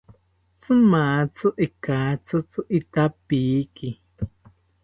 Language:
South Ucayali Ashéninka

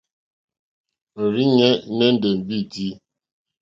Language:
Mokpwe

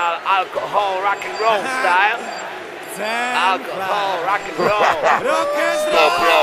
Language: Polish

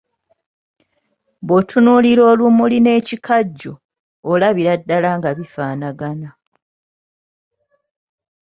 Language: Ganda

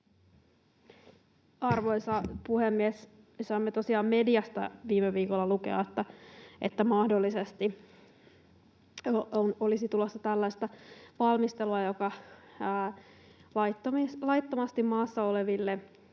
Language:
Finnish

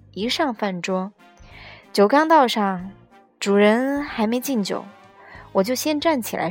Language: Chinese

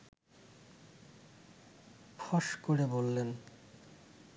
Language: Bangla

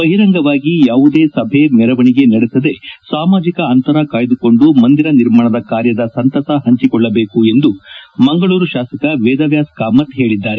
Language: Kannada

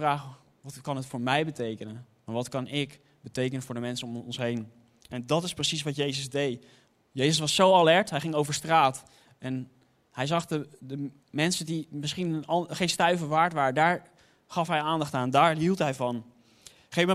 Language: Dutch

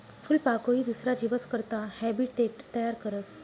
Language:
Marathi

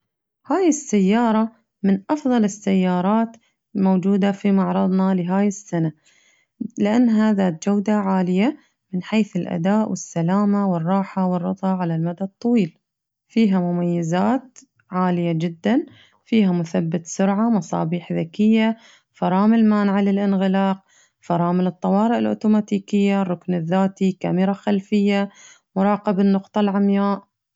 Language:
Najdi Arabic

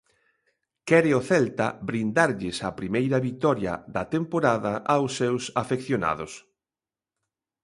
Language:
Galician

